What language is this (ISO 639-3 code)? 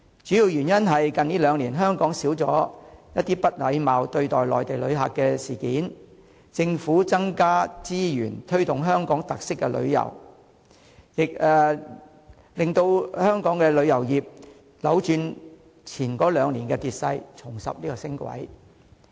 yue